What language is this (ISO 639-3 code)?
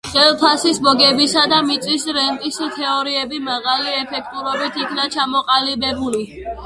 kat